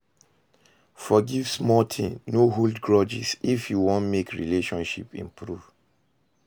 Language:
Nigerian Pidgin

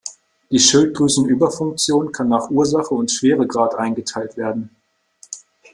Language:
German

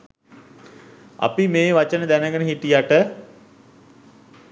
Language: Sinhala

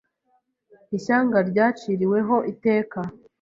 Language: Kinyarwanda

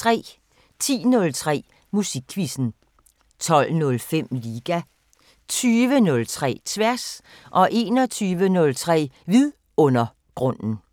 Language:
Danish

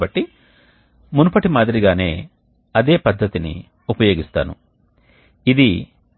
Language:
Telugu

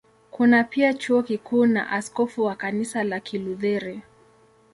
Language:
Swahili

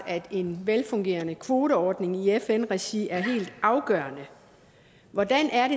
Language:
Danish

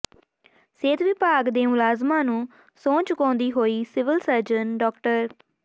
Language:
Punjabi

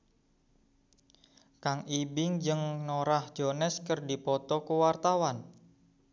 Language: Sundanese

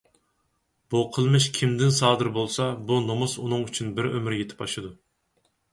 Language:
Uyghur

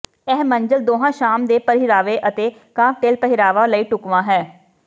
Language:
Punjabi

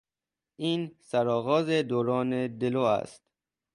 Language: Persian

